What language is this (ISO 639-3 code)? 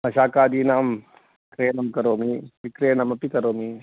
san